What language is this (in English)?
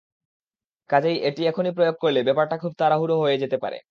Bangla